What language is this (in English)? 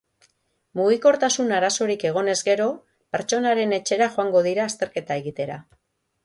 Basque